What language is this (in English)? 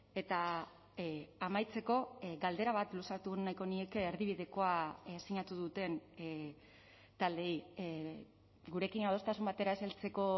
Basque